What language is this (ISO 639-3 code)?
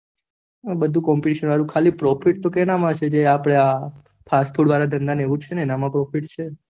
guj